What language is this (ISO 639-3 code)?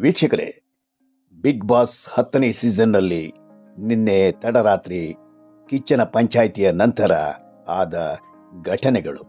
kan